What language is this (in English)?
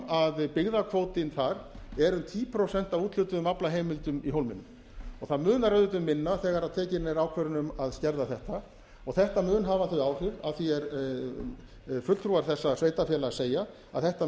Icelandic